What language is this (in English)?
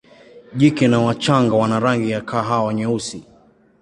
Swahili